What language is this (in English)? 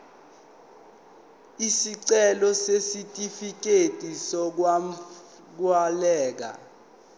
Zulu